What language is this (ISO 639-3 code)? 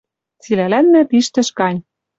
mrj